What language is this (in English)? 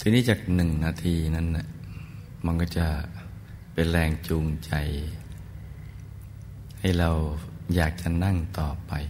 Thai